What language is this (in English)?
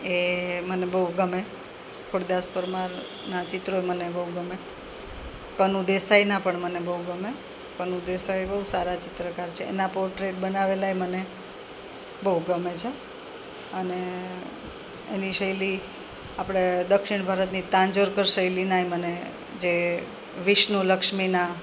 Gujarati